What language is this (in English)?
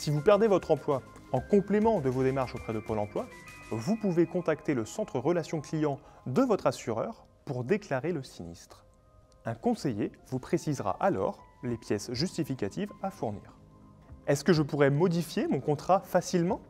French